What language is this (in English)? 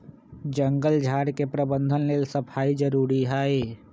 Magahi